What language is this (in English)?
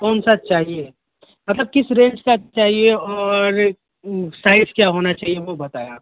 Urdu